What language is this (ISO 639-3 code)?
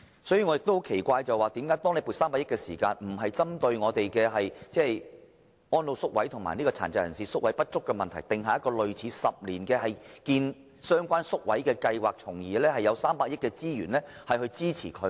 yue